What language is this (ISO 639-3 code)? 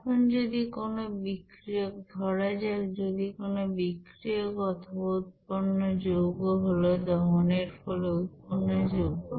ben